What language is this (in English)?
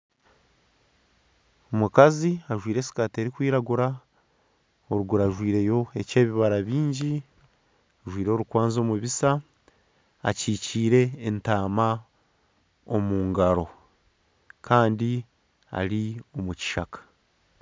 Nyankole